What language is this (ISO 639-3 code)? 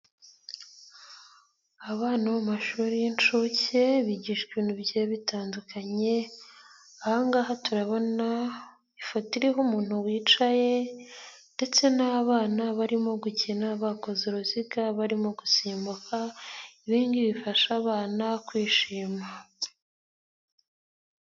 kin